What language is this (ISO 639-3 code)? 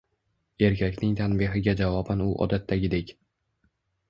uzb